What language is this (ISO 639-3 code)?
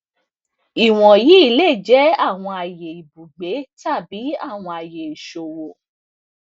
yor